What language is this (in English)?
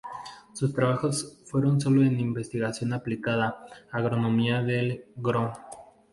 Spanish